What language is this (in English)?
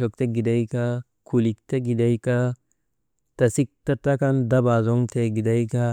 Maba